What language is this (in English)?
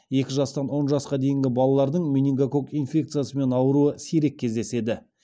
Kazakh